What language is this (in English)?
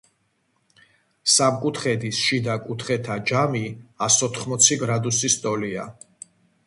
Georgian